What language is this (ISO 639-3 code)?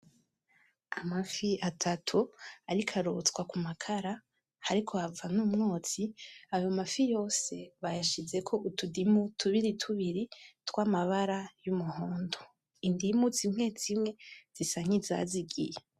run